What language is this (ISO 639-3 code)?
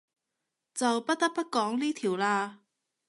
yue